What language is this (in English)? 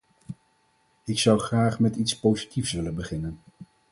Dutch